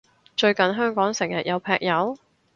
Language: Cantonese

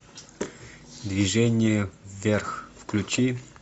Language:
Russian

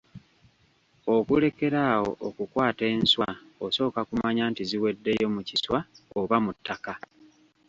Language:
Ganda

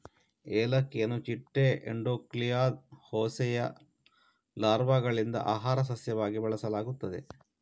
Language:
Kannada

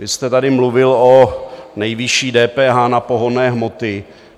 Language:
Czech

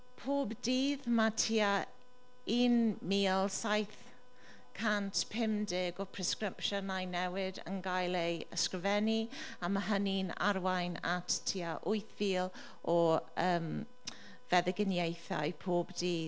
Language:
Welsh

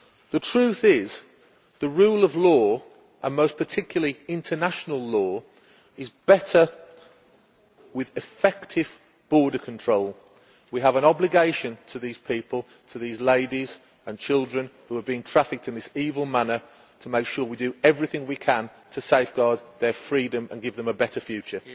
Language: English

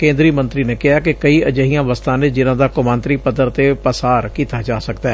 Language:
Punjabi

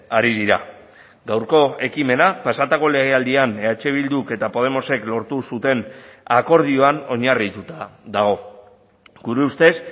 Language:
Basque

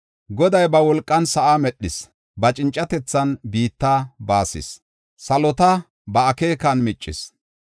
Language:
Gofa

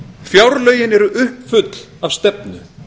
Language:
Icelandic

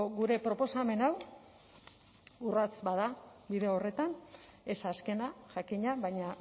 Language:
Basque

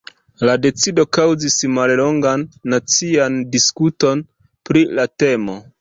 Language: Esperanto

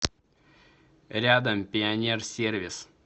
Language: Russian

